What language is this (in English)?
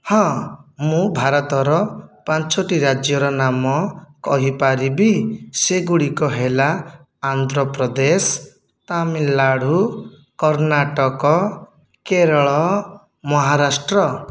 Odia